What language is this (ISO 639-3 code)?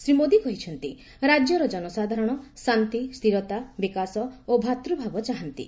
ori